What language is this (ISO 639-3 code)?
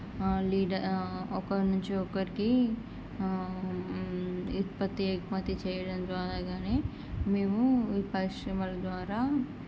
tel